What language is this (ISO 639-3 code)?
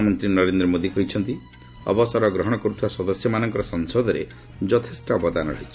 ori